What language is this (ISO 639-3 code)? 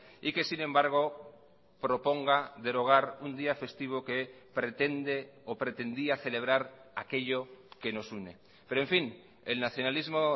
spa